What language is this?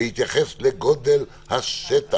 Hebrew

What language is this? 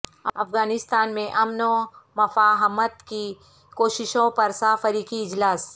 Urdu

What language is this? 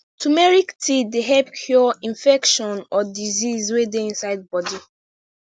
Nigerian Pidgin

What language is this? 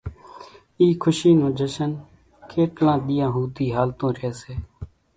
Kachi Koli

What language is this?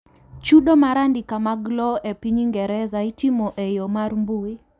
Luo (Kenya and Tanzania)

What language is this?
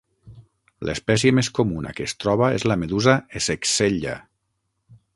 Catalan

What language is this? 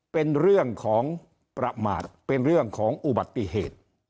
Thai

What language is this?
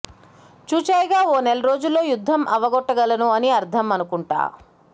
Telugu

